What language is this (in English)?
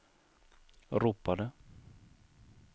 Swedish